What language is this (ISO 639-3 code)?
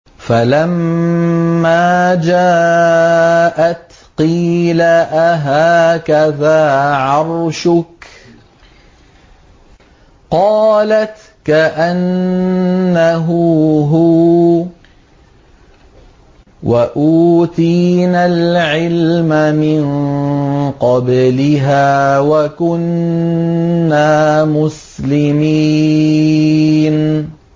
ara